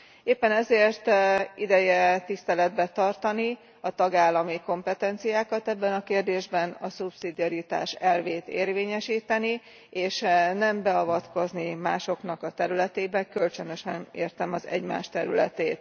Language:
Hungarian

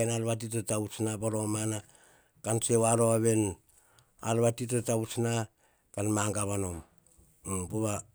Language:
Hahon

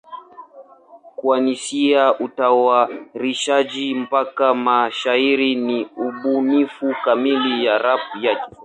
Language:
Swahili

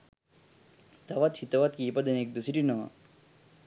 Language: Sinhala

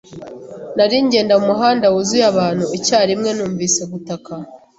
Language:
Kinyarwanda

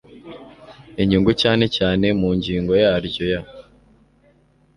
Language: Kinyarwanda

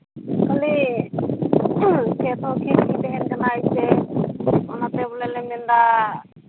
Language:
Santali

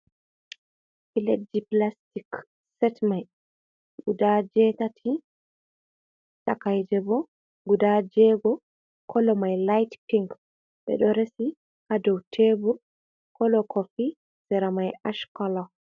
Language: Fula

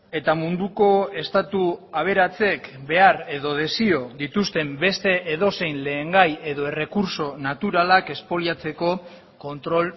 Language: Basque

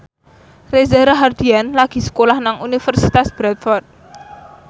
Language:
Javanese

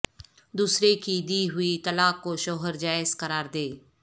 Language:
Urdu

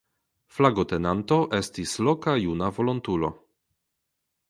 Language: Esperanto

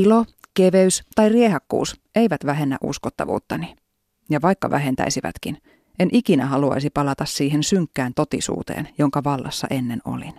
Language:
Finnish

